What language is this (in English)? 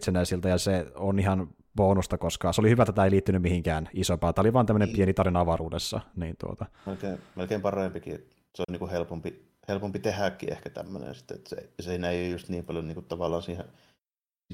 Finnish